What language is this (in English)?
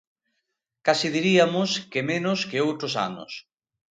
Galician